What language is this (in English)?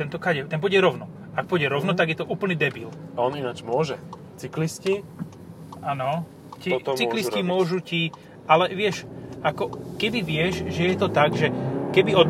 Slovak